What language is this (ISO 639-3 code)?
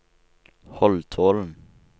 nor